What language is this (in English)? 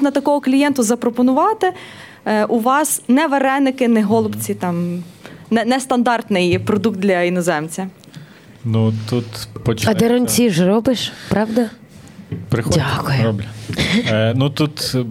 Ukrainian